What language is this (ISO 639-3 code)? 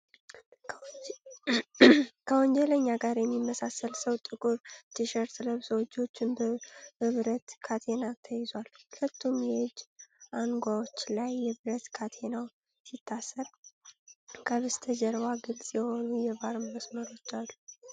amh